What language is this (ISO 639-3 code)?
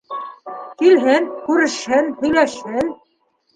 bak